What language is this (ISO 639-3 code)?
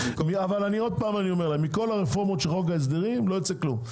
heb